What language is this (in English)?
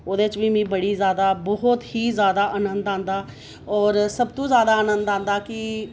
Dogri